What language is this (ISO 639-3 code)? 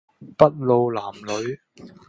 yue